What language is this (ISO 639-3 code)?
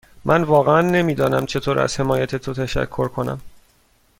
fas